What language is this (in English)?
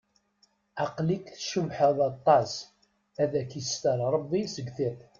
Kabyle